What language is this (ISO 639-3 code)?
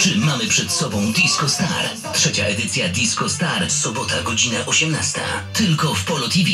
pol